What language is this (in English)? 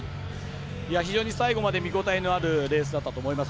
Japanese